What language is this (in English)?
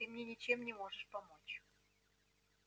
Russian